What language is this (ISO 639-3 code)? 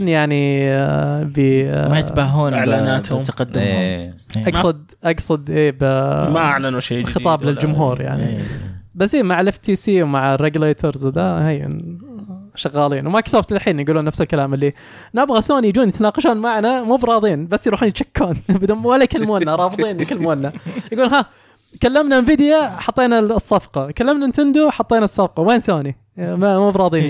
ara